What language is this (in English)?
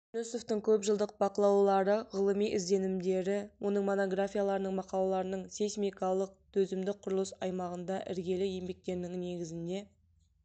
Kazakh